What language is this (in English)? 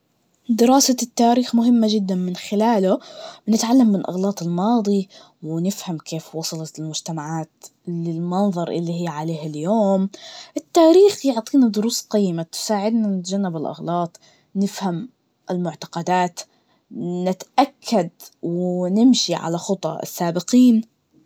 Najdi Arabic